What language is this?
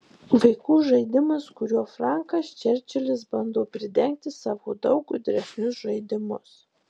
Lithuanian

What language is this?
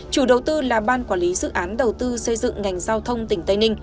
Vietnamese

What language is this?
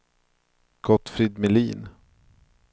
Swedish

